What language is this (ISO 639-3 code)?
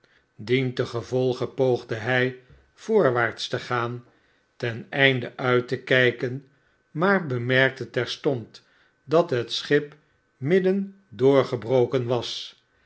nld